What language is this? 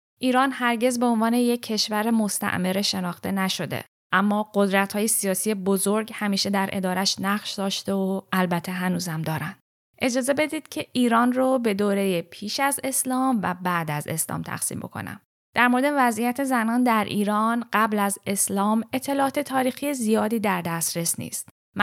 Persian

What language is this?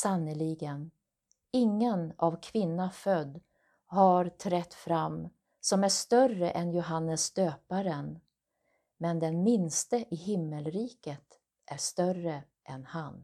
Swedish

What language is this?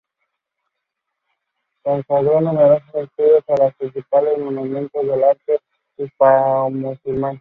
Spanish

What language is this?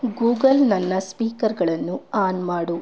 Kannada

